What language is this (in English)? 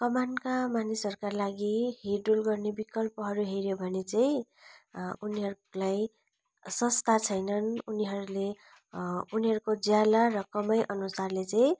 Nepali